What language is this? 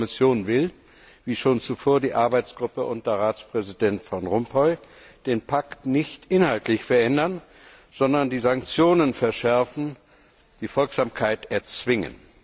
German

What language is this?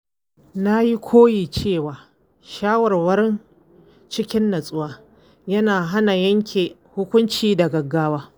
Hausa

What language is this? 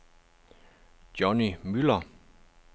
Danish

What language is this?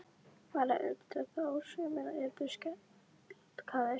Icelandic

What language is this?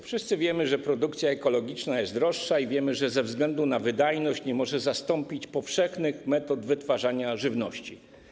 Polish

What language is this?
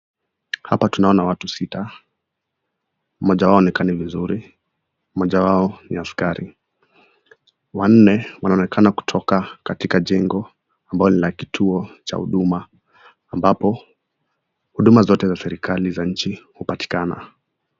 Swahili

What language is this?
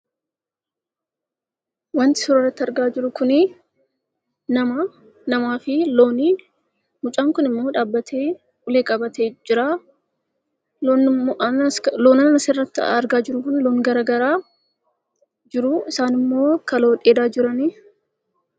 Oromo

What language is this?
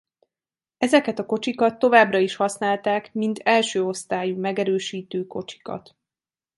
Hungarian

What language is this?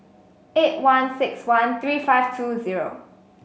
English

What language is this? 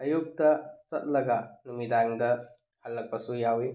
Manipuri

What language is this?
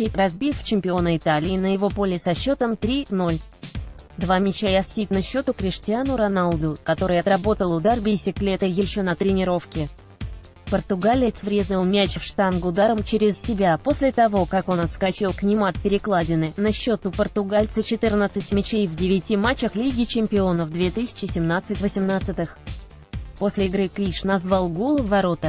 Russian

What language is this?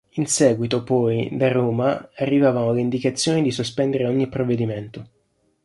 Italian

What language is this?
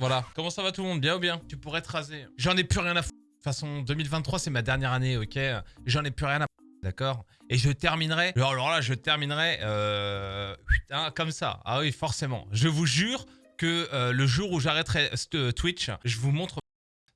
French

